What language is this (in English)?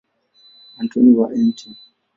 Swahili